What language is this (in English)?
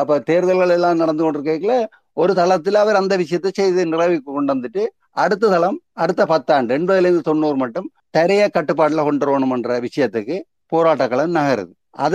Tamil